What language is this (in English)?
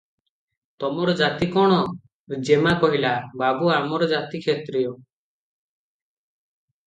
Odia